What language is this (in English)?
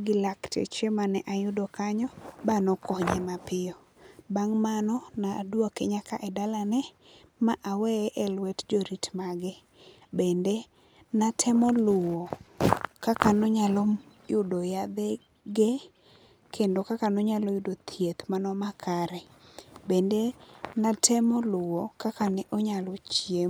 Luo (Kenya and Tanzania)